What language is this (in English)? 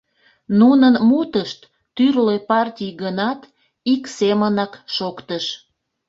Mari